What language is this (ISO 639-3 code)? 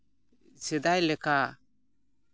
sat